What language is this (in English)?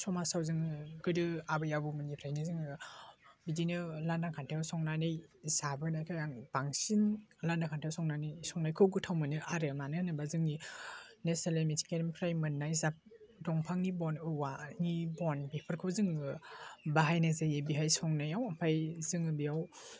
Bodo